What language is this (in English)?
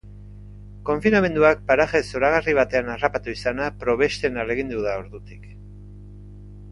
Basque